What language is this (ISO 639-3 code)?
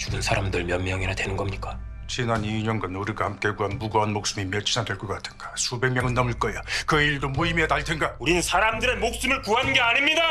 kor